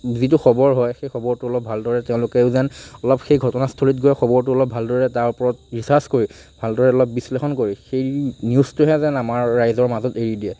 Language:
Assamese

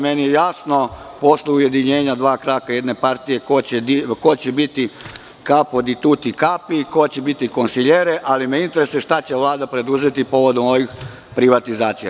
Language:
Serbian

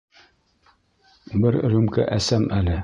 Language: Bashkir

